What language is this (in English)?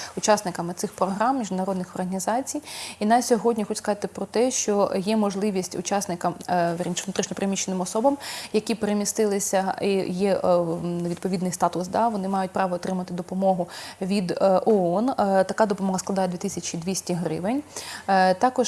Ukrainian